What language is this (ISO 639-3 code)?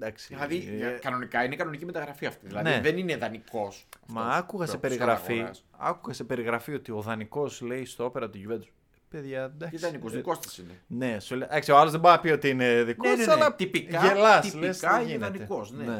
ell